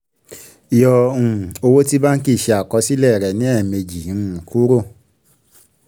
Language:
Yoruba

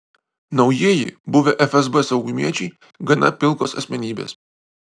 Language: Lithuanian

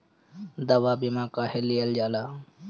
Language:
Bhojpuri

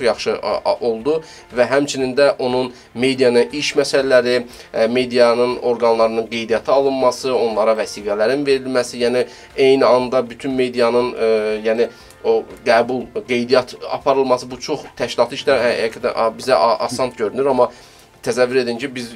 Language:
Turkish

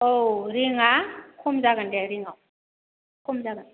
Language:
Bodo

